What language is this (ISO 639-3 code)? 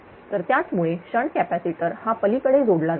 mar